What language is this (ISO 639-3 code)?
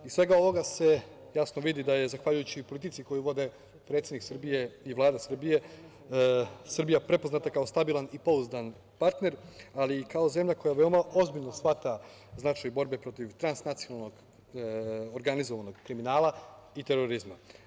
srp